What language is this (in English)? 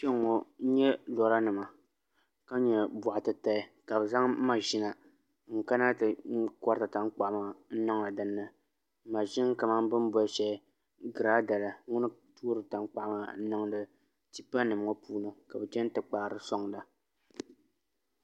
Dagbani